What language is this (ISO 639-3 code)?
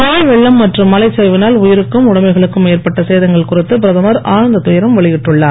tam